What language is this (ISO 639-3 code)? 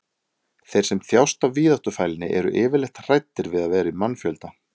isl